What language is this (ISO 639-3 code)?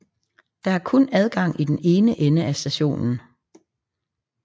dan